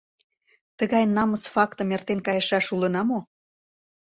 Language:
Mari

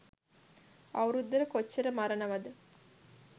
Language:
Sinhala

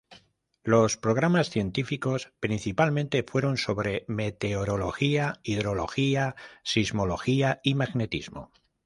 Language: Spanish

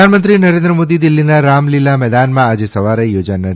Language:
Gujarati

